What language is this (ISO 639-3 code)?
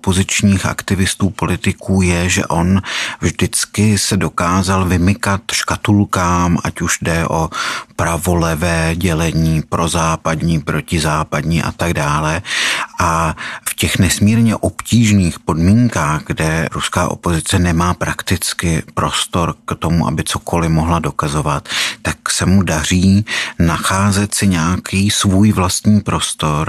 ces